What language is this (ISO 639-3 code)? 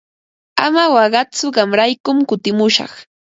qva